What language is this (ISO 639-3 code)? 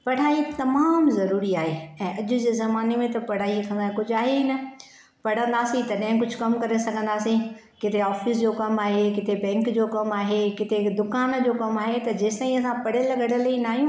snd